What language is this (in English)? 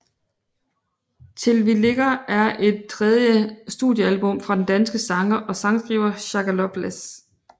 Danish